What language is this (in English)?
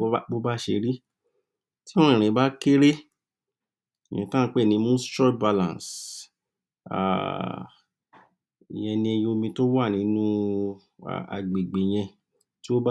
Yoruba